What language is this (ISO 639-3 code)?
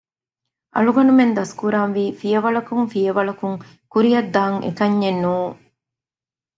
div